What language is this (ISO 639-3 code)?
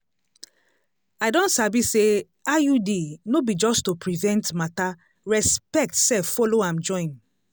pcm